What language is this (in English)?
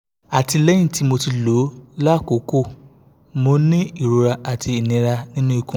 Yoruba